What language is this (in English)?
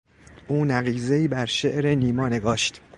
Persian